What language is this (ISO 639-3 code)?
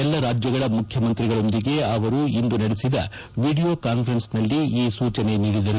kan